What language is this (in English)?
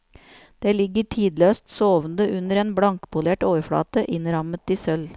Norwegian